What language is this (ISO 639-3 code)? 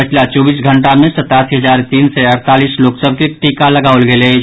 mai